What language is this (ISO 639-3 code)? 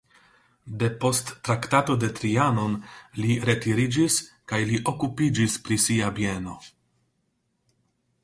epo